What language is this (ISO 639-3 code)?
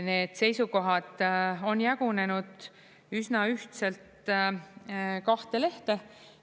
est